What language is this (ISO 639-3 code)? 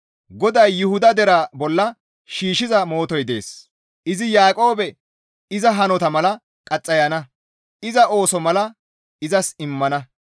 gmv